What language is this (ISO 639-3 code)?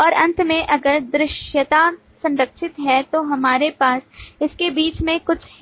hin